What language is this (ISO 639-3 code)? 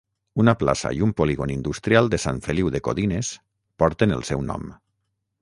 cat